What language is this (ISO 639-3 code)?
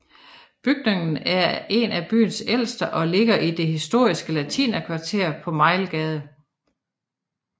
dan